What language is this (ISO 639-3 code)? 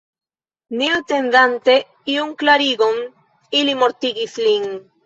epo